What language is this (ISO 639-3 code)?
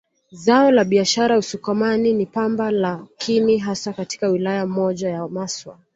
swa